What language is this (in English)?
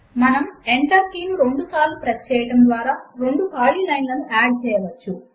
Telugu